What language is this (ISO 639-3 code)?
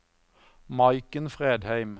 nor